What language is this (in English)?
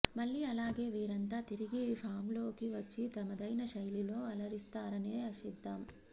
Telugu